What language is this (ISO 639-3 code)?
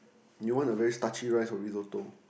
eng